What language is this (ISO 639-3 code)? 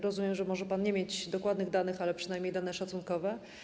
pol